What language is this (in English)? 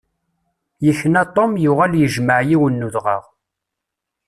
Kabyle